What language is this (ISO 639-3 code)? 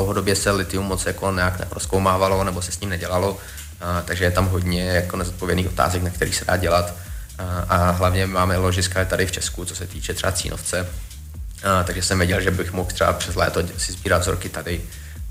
ces